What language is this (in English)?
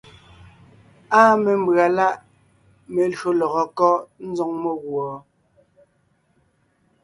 Ngiemboon